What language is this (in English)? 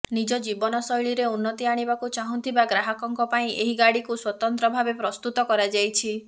Odia